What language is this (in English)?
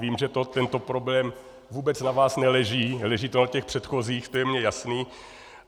Czech